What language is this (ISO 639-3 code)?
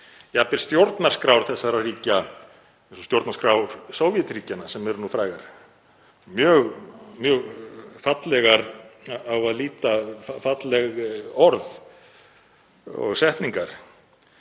isl